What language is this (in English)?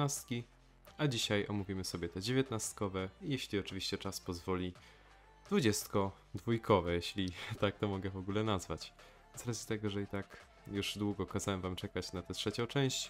Polish